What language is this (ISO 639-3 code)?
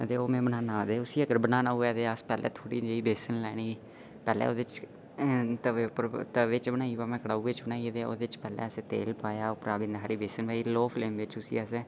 doi